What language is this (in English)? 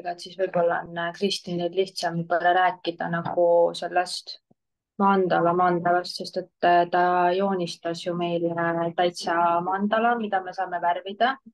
Finnish